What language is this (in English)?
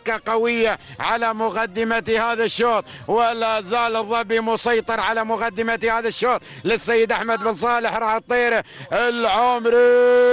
Arabic